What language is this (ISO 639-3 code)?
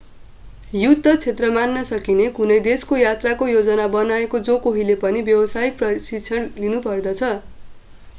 nep